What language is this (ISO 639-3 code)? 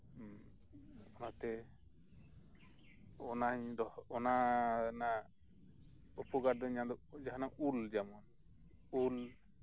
sat